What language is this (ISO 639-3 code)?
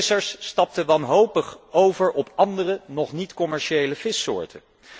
nld